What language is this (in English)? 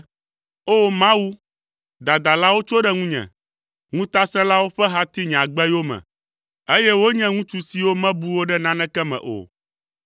Ewe